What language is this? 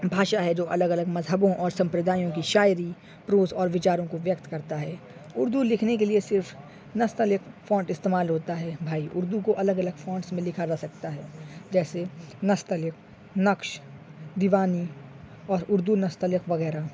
Urdu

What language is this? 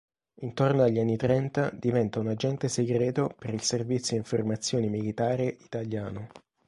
Italian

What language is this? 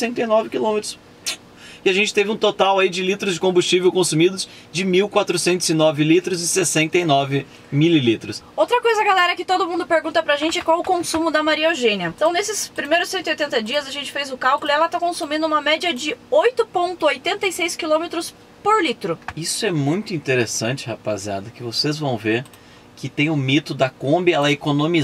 Portuguese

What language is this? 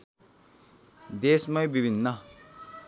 Nepali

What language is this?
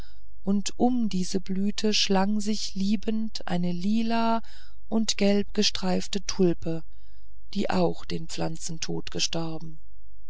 German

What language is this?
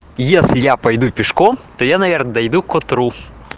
Russian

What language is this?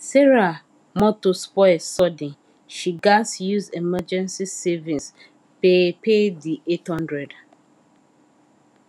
Nigerian Pidgin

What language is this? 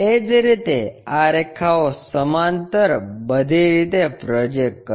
Gujarati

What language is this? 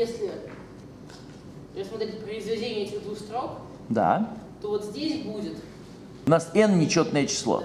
Russian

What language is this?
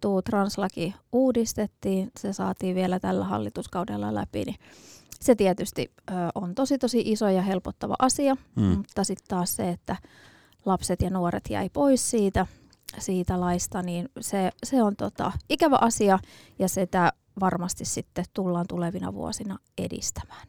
Finnish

